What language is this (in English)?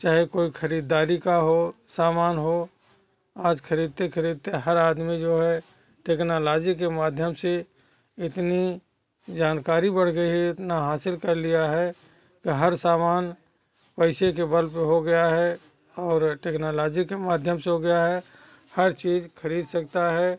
Hindi